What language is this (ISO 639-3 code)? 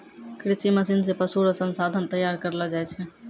mai